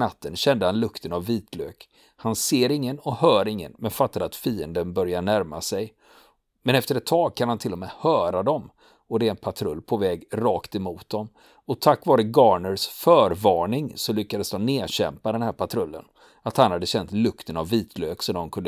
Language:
Swedish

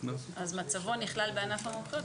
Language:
Hebrew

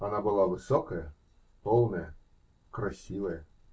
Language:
Russian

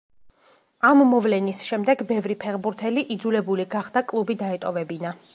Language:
Georgian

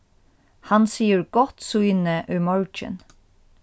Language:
Faroese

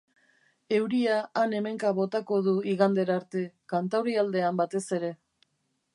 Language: Basque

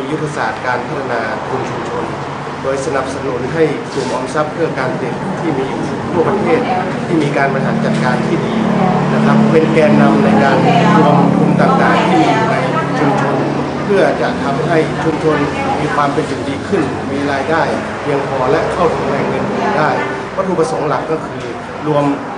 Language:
Thai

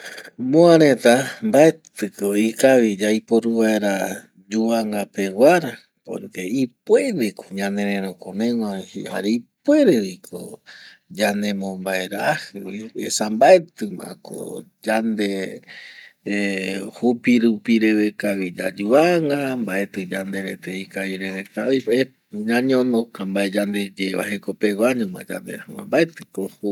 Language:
Eastern Bolivian Guaraní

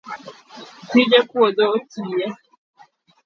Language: Luo (Kenya and Tanzania)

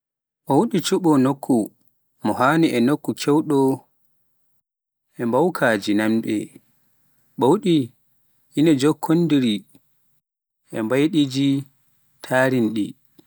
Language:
Pular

